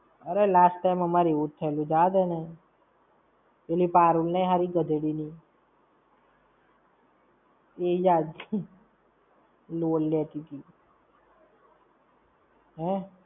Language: Gujarati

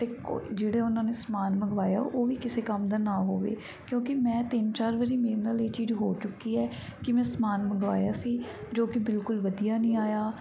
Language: Punjabi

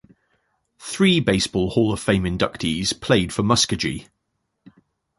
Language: English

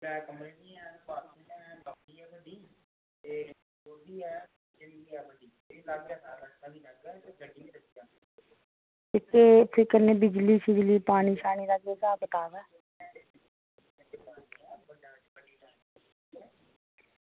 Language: Dogri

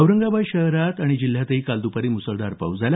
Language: Marathi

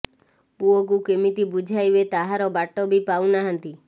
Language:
Odia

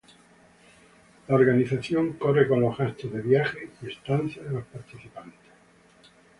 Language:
Spanish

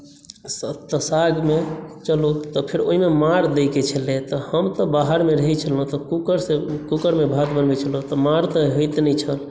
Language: Maithili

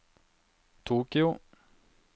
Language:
Norwegian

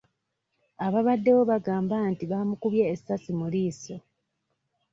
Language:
Ganda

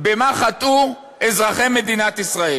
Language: Hebrew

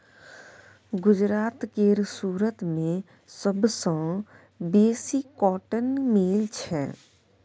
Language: Maithili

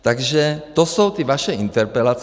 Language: Czech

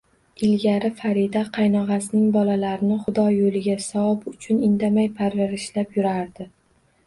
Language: Uzbek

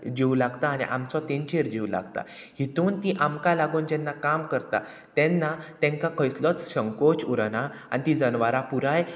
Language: Konkani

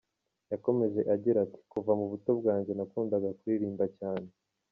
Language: Kinyarwanda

